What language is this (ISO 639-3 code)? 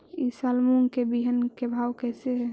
mag